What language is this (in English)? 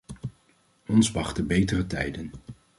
Dutch